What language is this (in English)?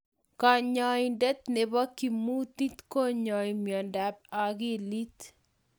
Kalenjin